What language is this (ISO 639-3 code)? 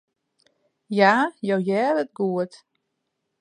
fry